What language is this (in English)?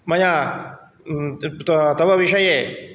Sanskrit